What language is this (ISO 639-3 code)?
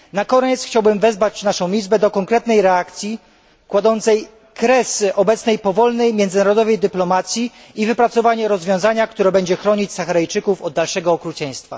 pol